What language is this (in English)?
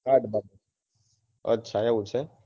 Gujarati